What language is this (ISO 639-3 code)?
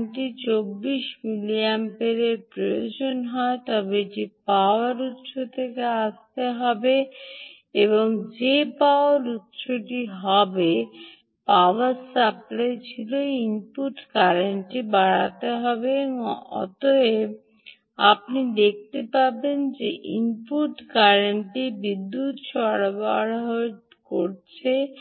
ben